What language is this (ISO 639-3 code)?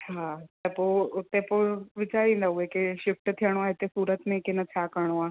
snd